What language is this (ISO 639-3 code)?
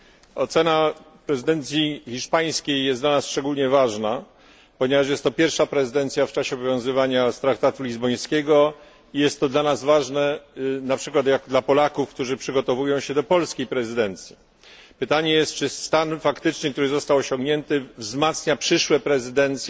pol